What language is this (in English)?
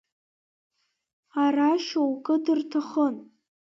Abkhazian